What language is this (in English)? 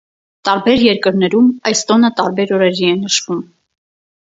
Armenian